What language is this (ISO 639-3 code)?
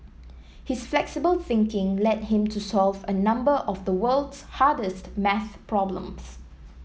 eng